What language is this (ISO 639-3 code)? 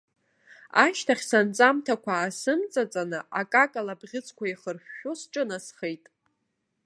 abk